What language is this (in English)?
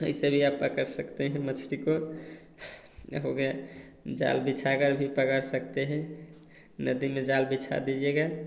Hindi